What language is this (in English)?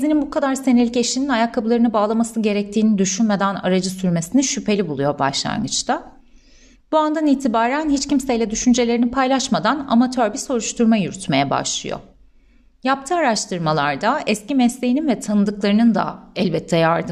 Turkish